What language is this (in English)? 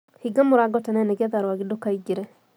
Kikuyu